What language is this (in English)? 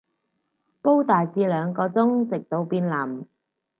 Cantonese